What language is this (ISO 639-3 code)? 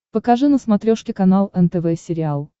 rus